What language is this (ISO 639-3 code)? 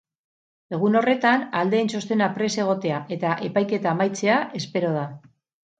eus